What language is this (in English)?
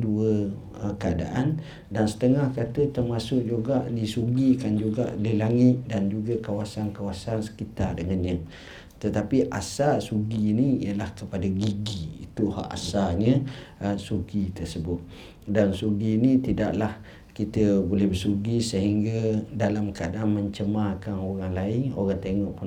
Malay